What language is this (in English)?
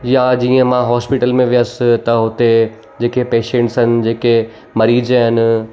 Sindhi